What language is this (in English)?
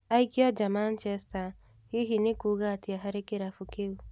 Kikuyu